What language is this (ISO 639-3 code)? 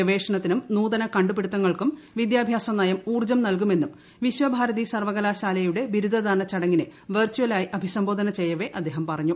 mal